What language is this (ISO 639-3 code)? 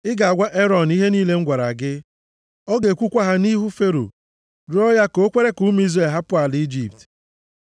ibo